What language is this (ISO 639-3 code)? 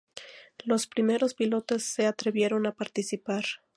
spa